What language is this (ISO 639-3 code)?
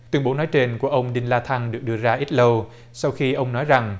vie